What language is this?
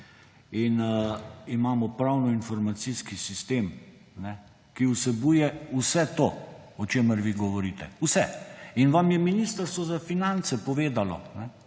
Slovenian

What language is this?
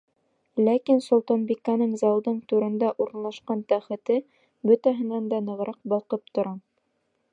Bashkir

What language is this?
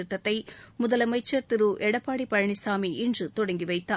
Tamil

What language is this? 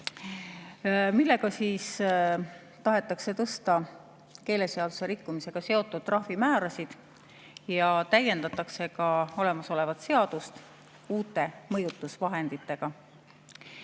Estonian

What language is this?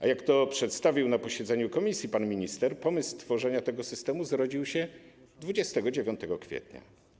Polish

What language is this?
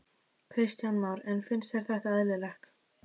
Icelandic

